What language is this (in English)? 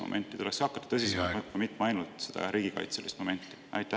Estonian